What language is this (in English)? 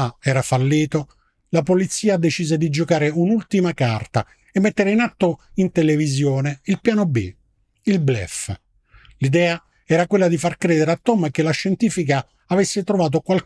Italian